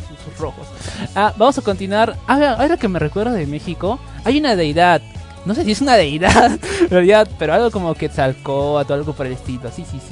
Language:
Spanish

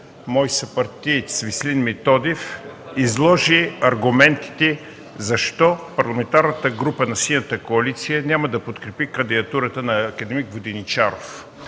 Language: Bulgarian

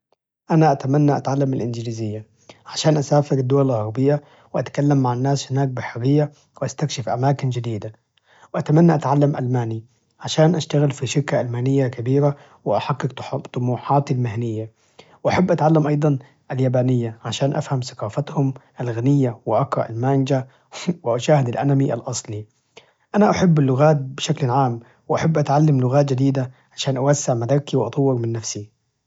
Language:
Najdi Arabic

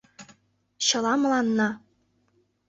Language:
Mari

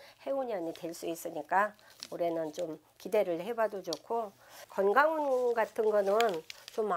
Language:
Korean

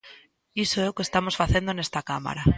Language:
Galician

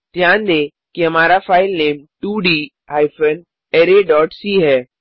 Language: Hindi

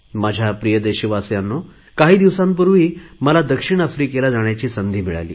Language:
Marathi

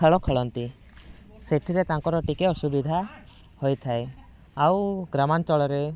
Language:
Odia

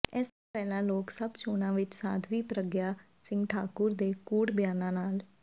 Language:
Punjabi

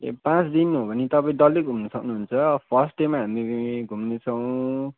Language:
Nepali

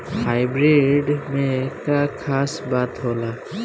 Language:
Bhojpuri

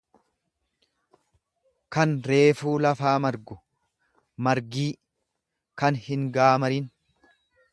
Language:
Oromo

